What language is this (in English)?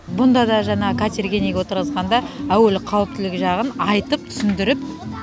Kazakh